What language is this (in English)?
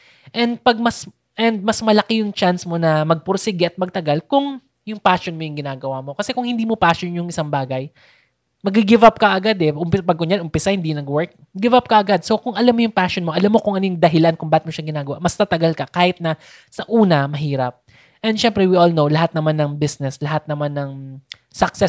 Filipino